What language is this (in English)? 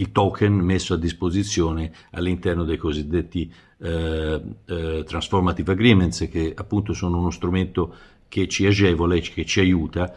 Italian